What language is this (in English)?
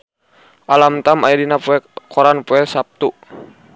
Sundanese